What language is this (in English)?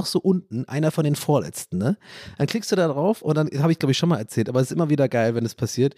German